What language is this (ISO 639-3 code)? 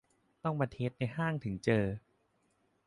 tha